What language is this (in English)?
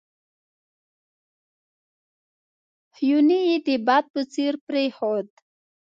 Pashto